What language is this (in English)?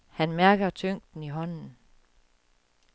Danish